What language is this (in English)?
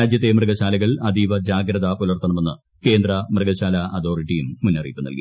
Malayalam